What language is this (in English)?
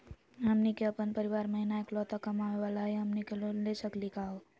Magahi